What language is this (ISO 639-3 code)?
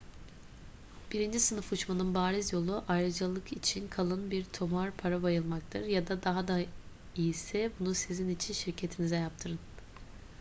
tur